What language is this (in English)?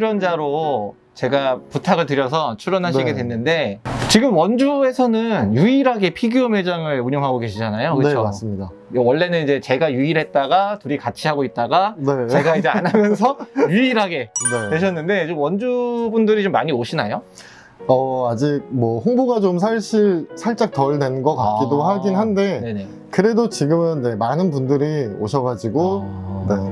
Korean